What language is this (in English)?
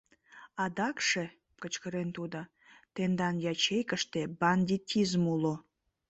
Mari